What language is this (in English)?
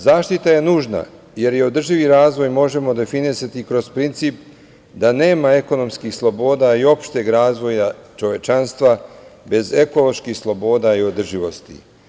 Serbian